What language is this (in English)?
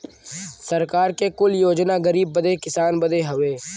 Bhojpuri